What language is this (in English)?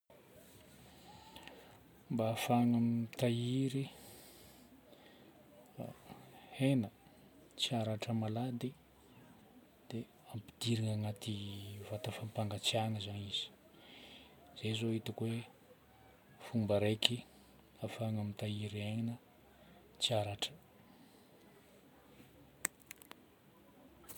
Northern Betsimisaraka Malagasy